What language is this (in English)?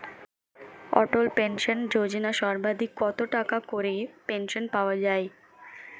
Bangla